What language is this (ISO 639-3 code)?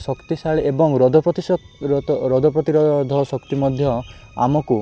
ori